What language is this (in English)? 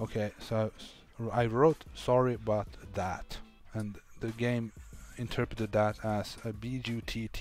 English